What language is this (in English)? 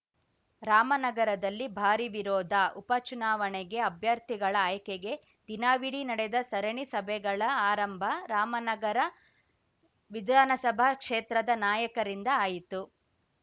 Kannada